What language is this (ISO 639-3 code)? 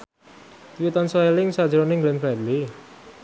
jav